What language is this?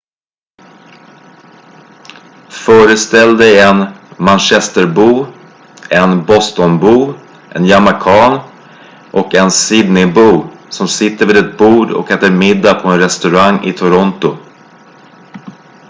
Swedish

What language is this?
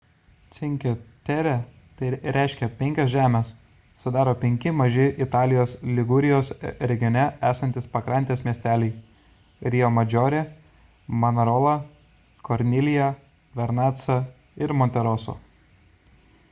Lithuanian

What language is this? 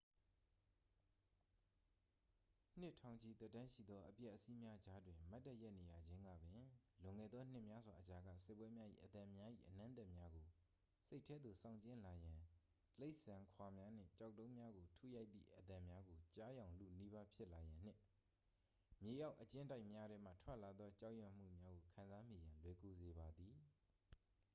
Burmese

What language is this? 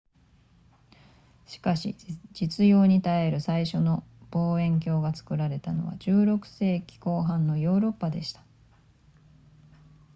Japanese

